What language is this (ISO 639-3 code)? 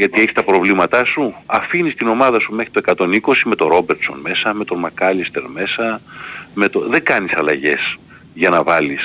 ell